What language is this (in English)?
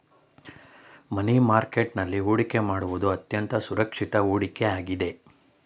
Kannada